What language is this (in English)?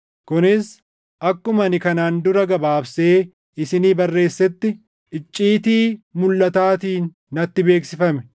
Oromo